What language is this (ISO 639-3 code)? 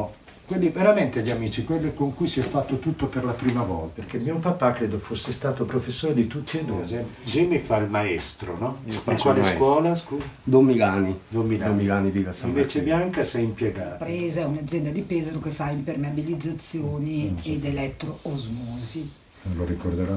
ita